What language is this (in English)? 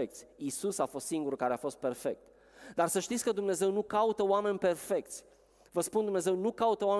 Romanian